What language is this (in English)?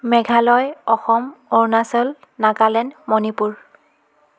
Assamese